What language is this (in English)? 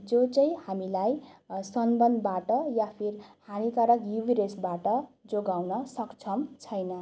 Nepali